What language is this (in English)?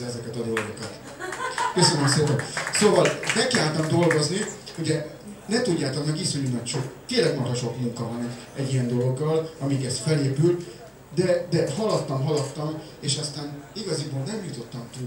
Hungarian